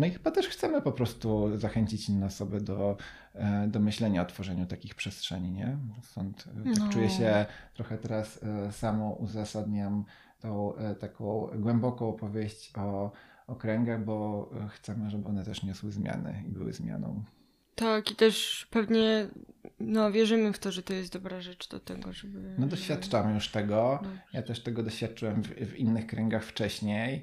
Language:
Polish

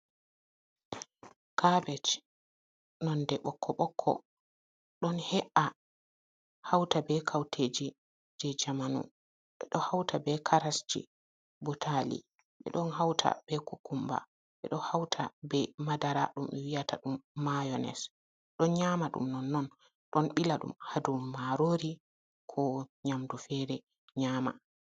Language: Fula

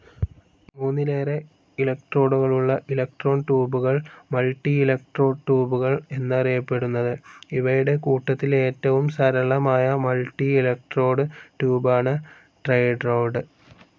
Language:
Malayalam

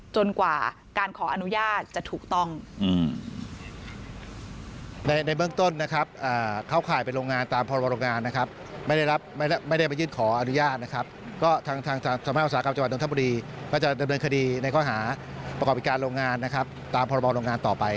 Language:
Thai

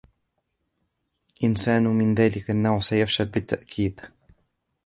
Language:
Arabic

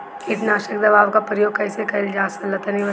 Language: Bhojpuri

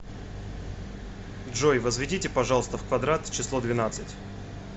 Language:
Russian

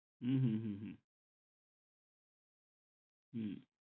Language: Bangla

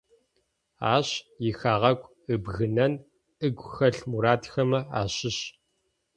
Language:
Adyghe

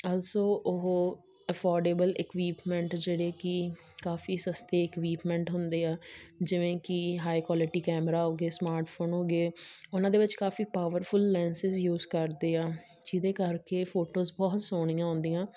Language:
Punjabi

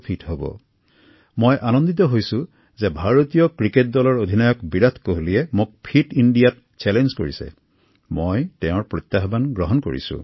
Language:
Assamese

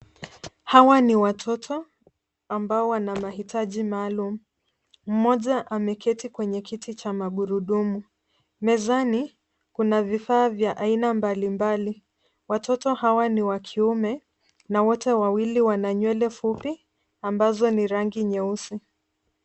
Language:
Swahili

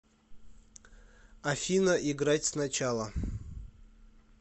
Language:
Russian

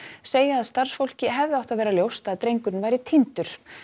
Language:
Icelandic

